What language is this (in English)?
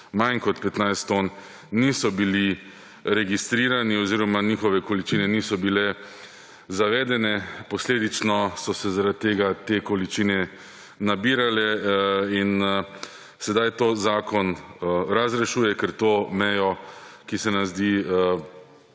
Slovenian